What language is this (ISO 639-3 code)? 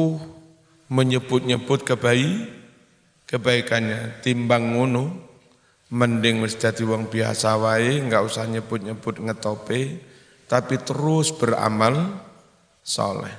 ind